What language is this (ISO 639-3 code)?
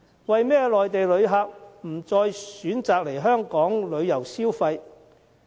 yue